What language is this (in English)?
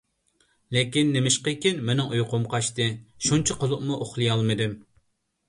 Uyghur